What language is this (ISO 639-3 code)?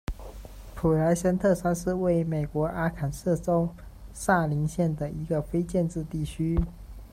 zho